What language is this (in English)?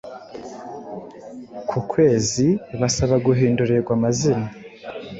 Kinyarwanda